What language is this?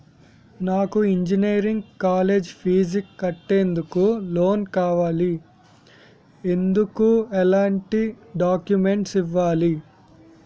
Telugu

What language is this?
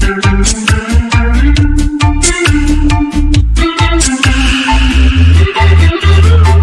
Korean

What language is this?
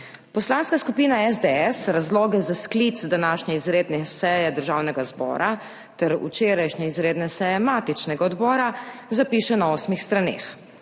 Slovenian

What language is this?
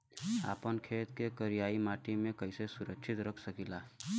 Bhojpuri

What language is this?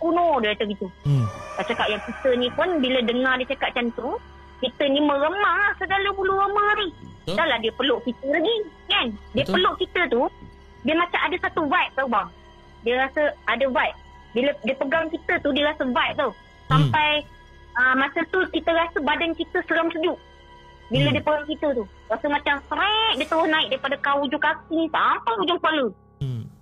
Malay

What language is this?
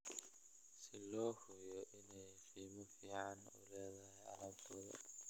Somali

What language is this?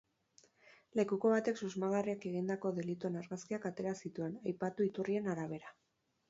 Basque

